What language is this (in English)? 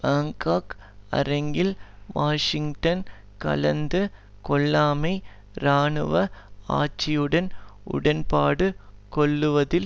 Tamil